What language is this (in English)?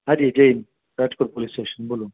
Gujarati